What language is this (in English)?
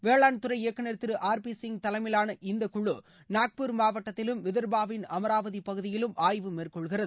Tamil